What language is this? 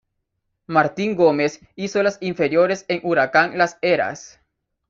Spanish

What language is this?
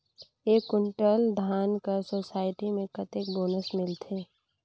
Chhattisgarhi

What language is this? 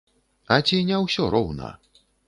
Belarusian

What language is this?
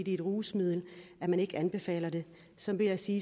Danish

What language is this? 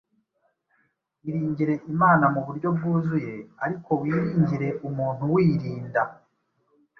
Kinyarwanda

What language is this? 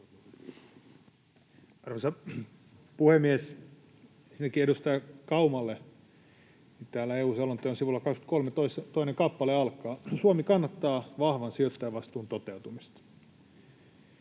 Finnish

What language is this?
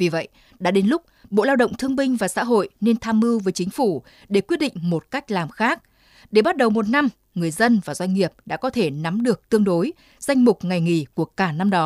Vietnamese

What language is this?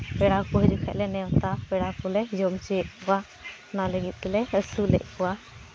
Santali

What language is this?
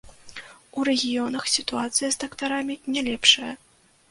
Belarusian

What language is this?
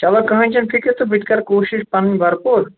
Kashmiri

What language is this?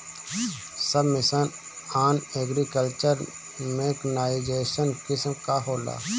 Bhojpuri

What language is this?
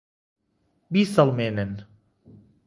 Central Kurdish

